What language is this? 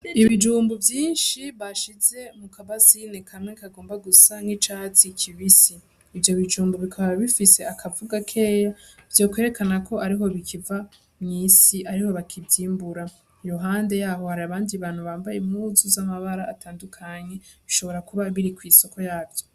Rundi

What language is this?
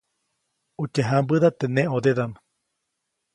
Copainalá Zoque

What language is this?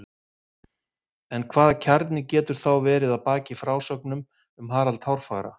Icelandic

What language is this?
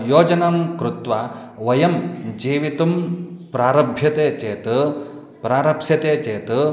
Sanskrit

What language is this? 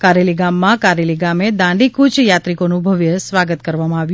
Gujarati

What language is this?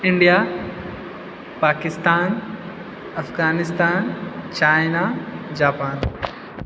Maithili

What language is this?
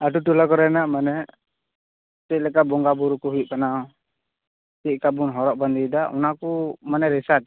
Santali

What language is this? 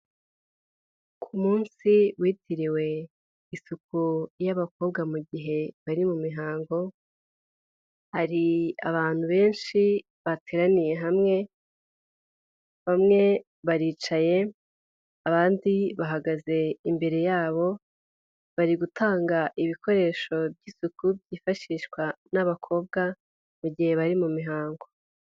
Kinyarwanda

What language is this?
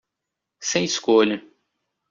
Portuguese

